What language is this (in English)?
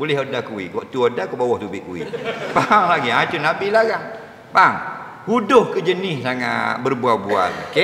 Malay